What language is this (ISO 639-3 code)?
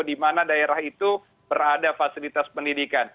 ind